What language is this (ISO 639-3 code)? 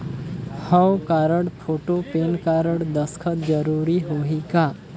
hne